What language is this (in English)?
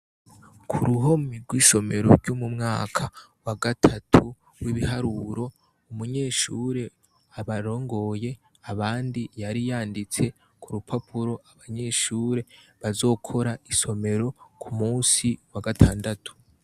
Rundi